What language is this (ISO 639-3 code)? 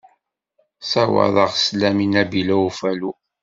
kab